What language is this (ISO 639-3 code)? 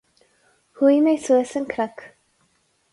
gle